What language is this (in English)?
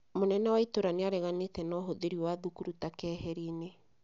Kikuyu